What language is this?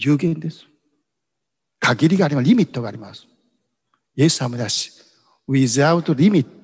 Japanese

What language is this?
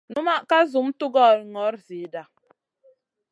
Masana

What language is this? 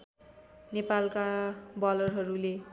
Nepali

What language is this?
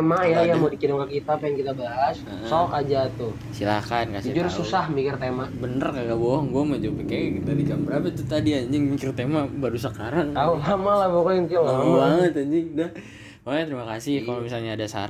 Indonesian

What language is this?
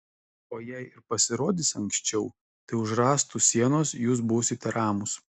Lithuanian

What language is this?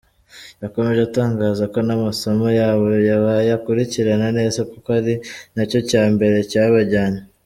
Kinyarwanda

